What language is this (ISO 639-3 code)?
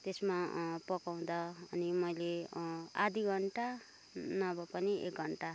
nep